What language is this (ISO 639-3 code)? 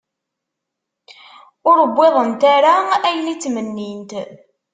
kab